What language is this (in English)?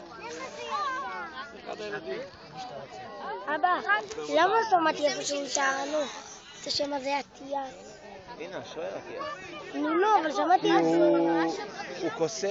Hebrew